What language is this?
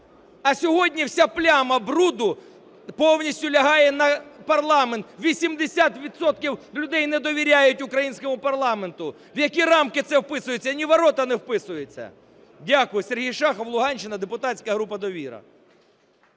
Ukrainian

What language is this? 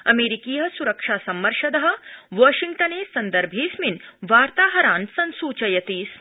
Sanskrit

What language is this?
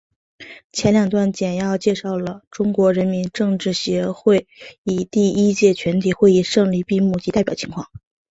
Chinese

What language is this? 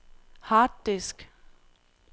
Danish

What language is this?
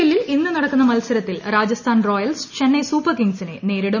Malayalam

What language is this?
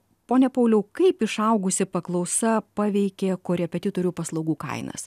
Lithuanian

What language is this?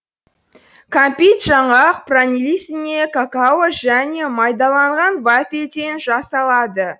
Kazakh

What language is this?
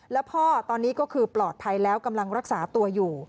Thai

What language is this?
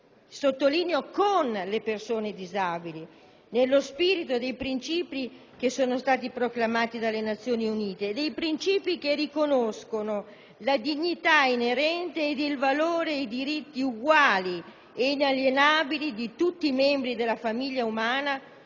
Italian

